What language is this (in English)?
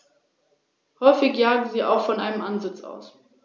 German